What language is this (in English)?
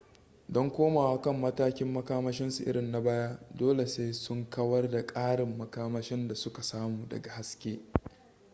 Hausa